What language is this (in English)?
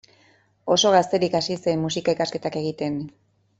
Basque